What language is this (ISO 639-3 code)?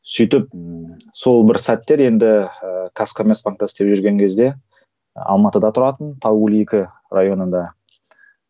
kaz